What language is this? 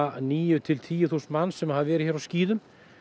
Icelandic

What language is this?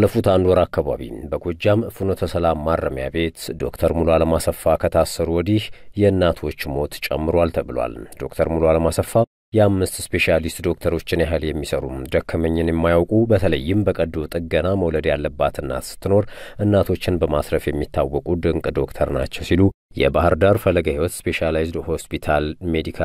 Arabic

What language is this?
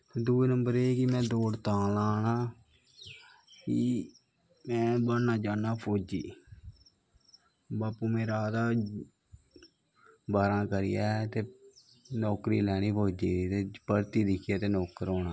Dogri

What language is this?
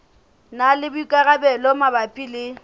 Southern Sotho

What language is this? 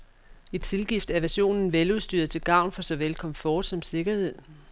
Danish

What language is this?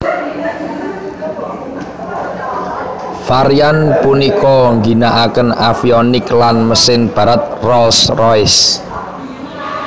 Javanese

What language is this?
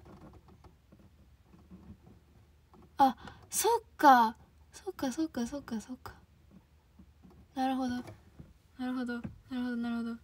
Japanese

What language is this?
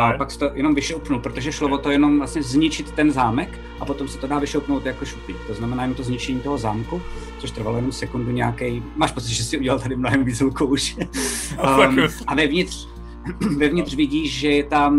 Czech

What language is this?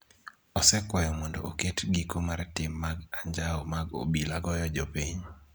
Luo (Kenya and Tanzania)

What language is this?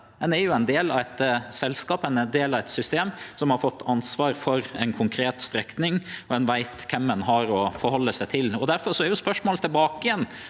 Norwegian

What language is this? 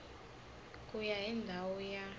Tsonga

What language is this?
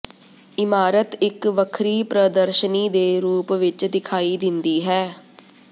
Punjabi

